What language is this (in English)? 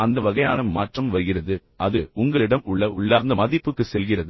Tamil